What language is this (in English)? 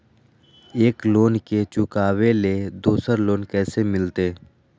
Magahi